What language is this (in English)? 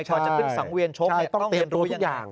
Thai